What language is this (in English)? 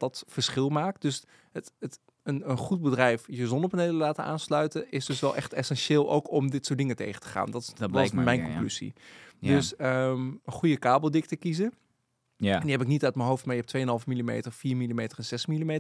Dutch